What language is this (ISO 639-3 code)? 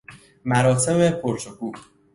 fas